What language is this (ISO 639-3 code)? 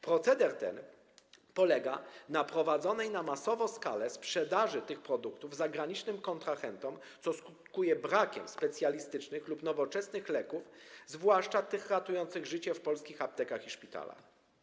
pol